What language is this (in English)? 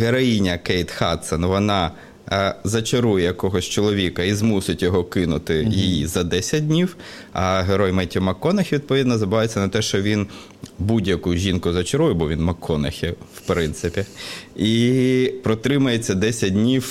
Ukrainian